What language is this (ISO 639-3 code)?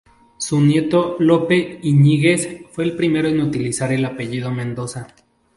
spa